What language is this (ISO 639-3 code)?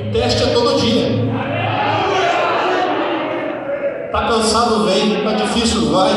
por